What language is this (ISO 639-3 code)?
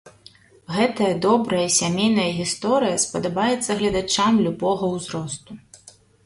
bel